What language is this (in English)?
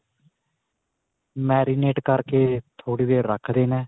Punjabi